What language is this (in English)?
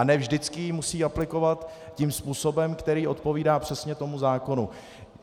Czech